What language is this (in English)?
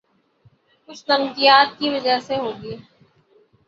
Urdu